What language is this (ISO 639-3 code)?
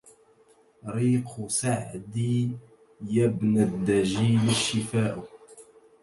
ara